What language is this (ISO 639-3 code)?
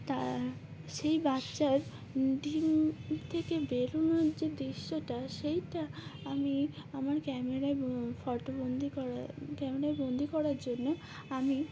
ben